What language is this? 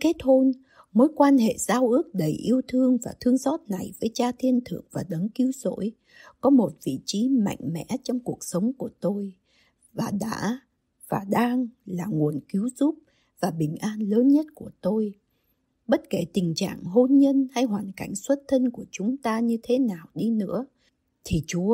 Vietnamese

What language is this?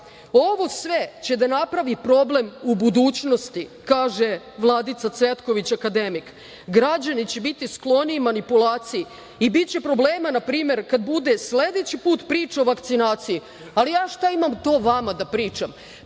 Serbian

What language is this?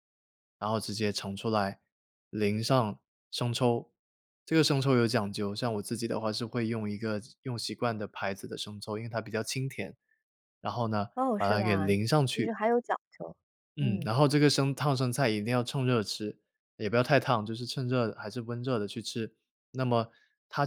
Chinese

